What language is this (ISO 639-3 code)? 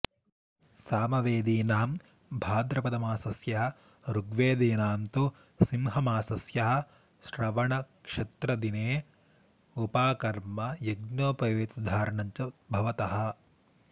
san